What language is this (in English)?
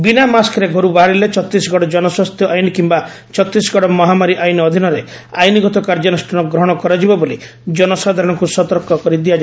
Odia